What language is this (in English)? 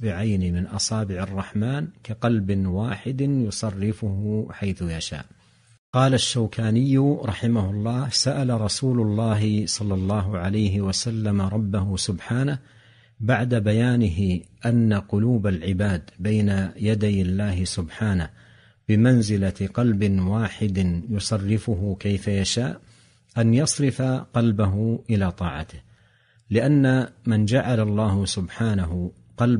Arabic